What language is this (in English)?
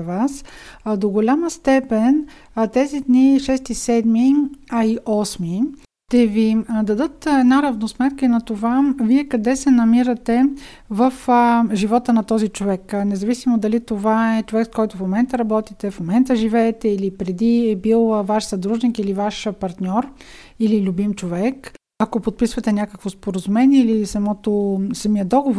Bulgarian